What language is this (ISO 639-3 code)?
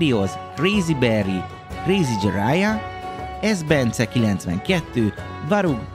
hun